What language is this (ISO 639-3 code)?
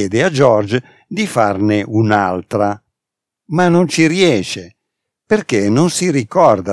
ita